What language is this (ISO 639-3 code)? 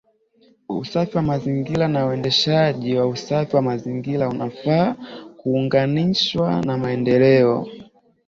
swa